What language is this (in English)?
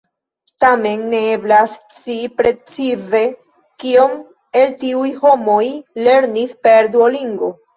Esperanto